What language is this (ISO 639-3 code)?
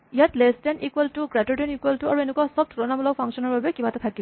asm